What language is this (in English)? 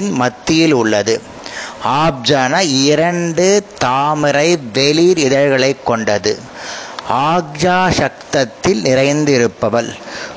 Tamil